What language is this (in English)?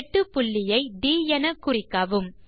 Tamil